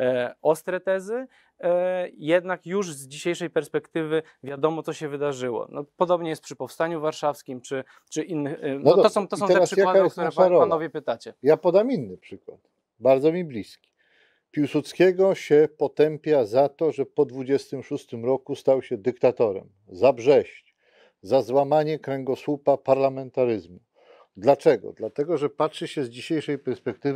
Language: Polish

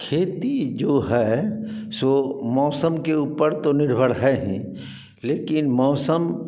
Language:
Hindi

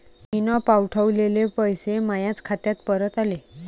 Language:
Marathi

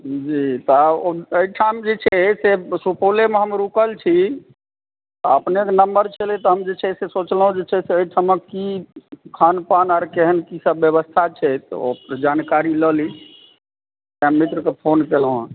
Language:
Maithili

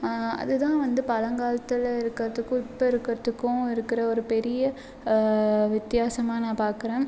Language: Tamil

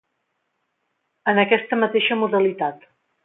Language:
Catalan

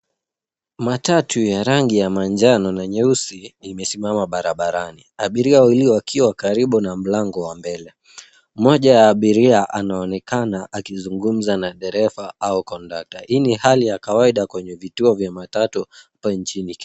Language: Swahili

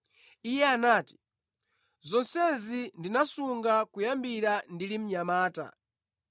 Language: Nyanja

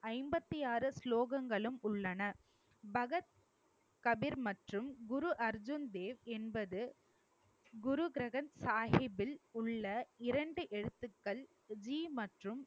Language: Tamil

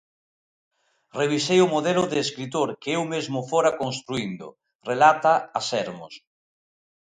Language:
Galician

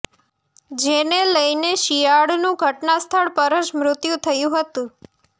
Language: Gujarati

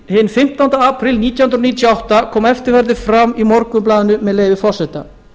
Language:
Icelandic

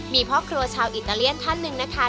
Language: Thai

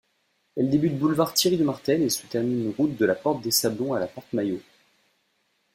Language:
French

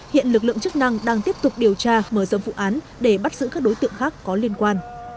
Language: Vietnamese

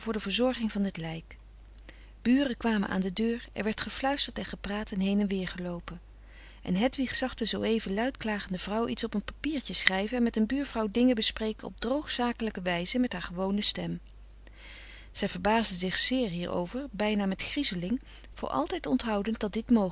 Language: Dutch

